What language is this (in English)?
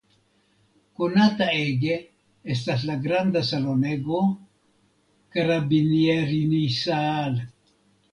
Esperanto